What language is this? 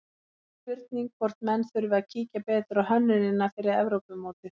Icelandic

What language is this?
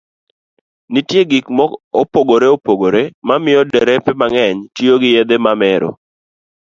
Luo (Kenya and Tanzania)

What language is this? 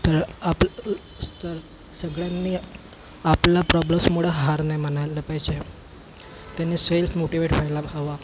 Marathi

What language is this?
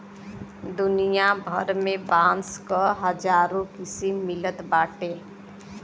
Bhojpuri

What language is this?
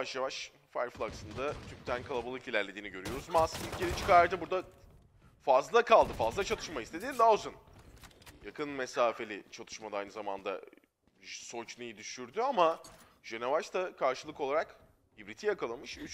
Turkish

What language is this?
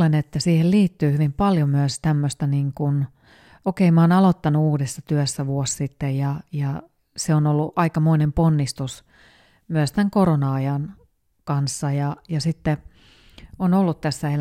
Finnish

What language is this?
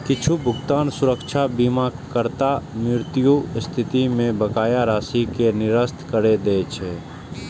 Maithili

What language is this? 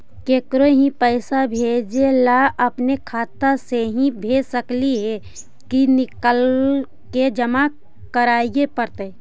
Magahi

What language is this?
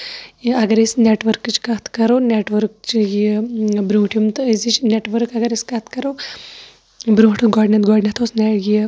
Kashmiri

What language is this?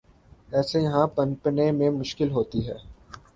Urdu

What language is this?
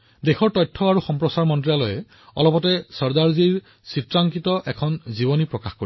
Assamese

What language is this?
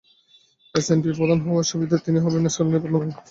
Bangla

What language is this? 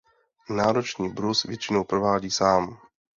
Czech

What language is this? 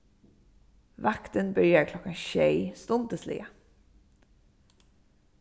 Faroese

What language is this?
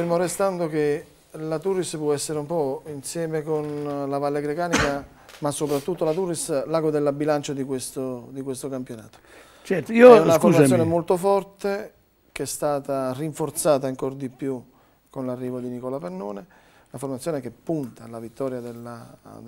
Italian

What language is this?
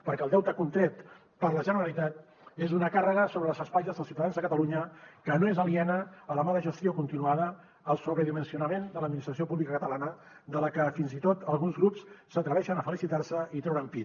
Catalan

